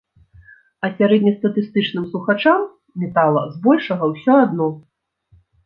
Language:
Belarusian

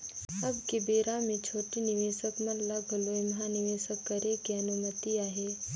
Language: Chhattisgarhi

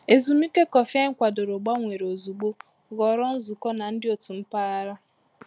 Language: Igbo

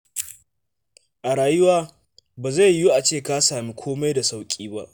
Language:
Hausa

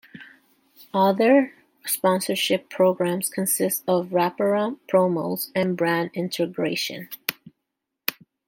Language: English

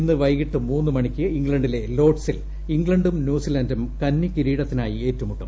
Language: Malayalam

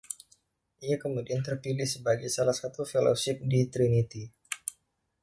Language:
Indonesian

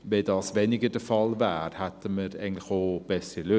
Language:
Swiss German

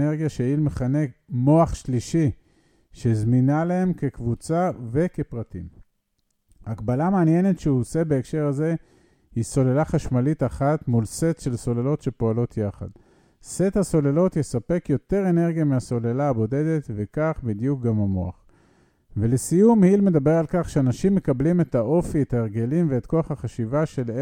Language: Hebrew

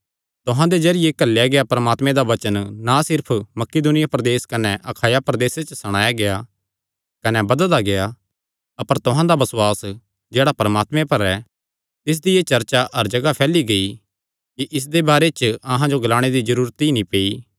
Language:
Kangri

